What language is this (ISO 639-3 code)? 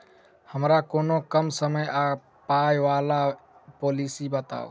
mai